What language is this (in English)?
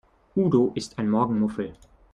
German